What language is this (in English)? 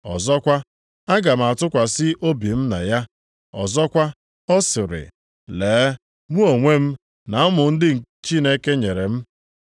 Igbo